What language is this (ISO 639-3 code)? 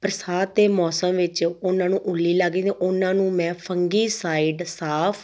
pan